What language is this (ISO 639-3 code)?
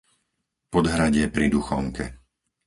slk